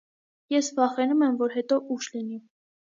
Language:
Armenian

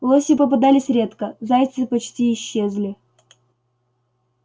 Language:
Russian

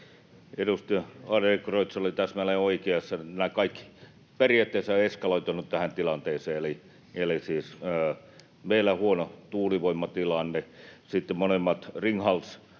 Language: Finnish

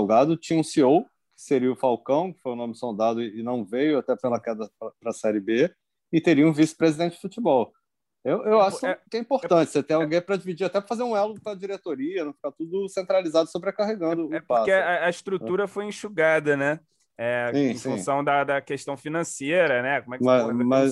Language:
Portuguese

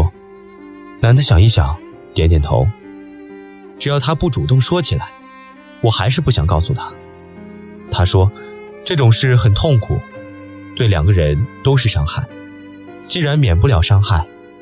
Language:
Chinese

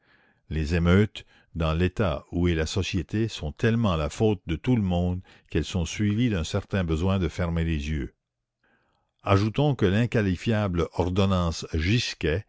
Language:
French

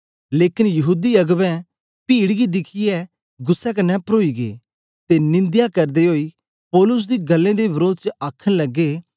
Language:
Dogri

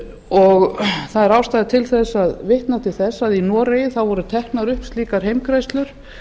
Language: Icelandic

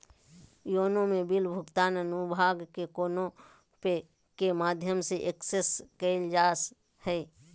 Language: Magahi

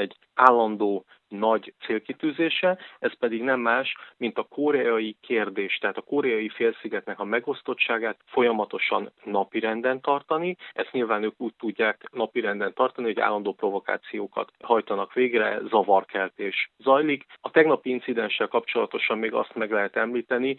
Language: Hungarian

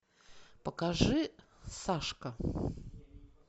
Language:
Russian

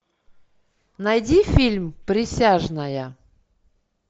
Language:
Russian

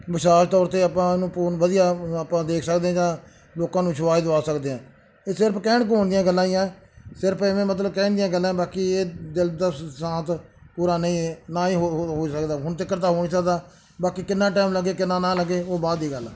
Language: Punjabi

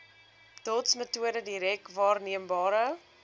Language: Afrikaans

